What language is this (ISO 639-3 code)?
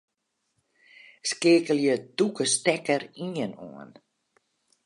fry